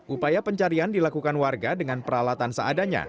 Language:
Indonesian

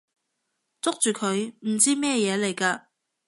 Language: Cantonese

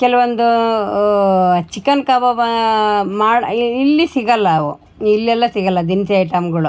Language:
Kannada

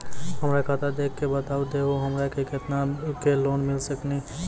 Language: Maithili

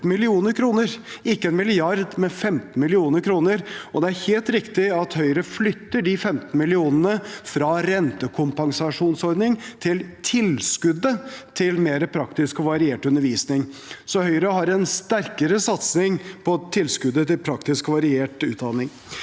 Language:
Norwegian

